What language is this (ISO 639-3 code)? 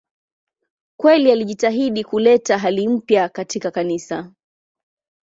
swa